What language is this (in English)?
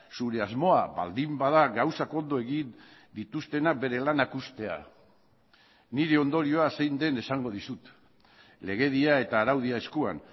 Basque